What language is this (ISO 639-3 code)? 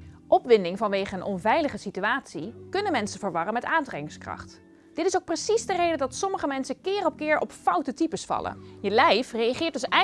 nld